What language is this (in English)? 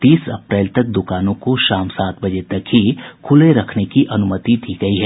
Hindi